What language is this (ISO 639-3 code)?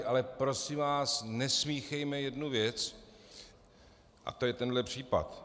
ces